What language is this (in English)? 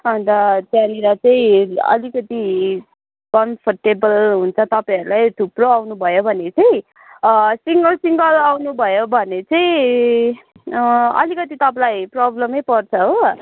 Nepali